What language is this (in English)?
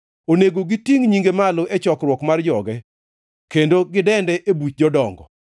Luo (Kenya and Tanzania)